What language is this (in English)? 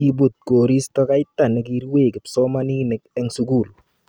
Kalenjin